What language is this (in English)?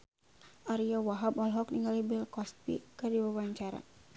Sundanese